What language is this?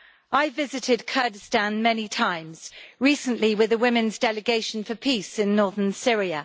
English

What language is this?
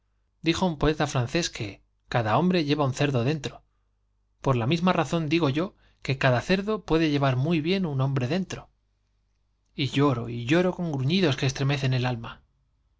Spanish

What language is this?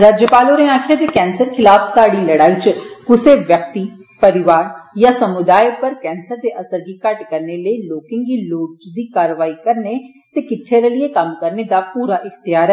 Dogri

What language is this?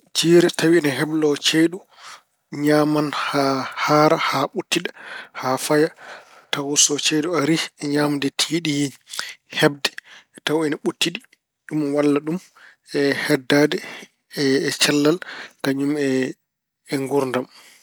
Fula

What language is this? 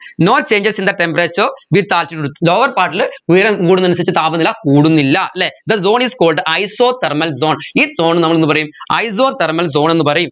Malayalam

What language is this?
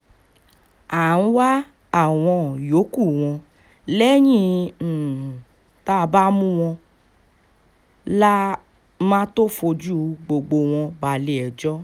Yoruba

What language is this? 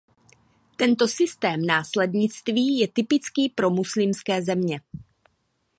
Czech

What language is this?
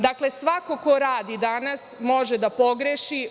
Serbian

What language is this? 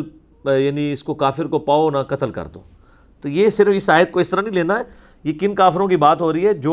Urdu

